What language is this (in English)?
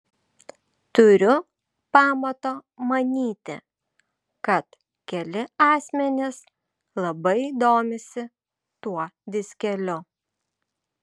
Lithuanian